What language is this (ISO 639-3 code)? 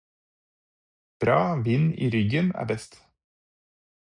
nob